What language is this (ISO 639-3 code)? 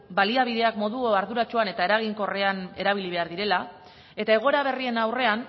eus